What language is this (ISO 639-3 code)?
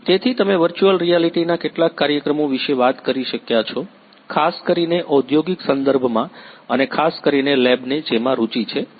guj